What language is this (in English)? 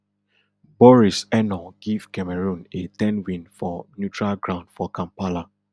Nigerian Pidgin